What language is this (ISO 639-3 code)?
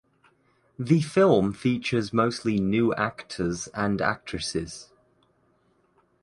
eng